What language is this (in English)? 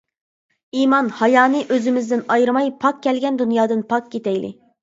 Uyghur